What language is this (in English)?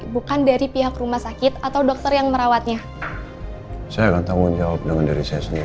Indonesian